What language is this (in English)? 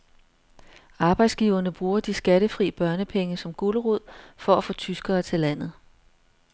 Danish